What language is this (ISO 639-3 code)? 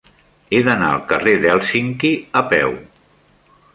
cat